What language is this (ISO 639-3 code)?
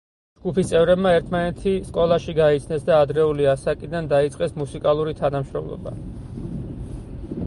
kat